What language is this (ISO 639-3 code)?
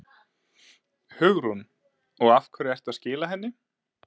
isl